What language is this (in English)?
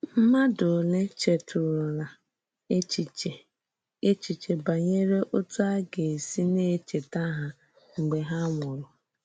Igbo